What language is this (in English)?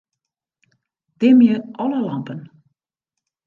Western Frisian